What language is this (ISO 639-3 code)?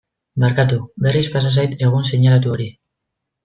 eus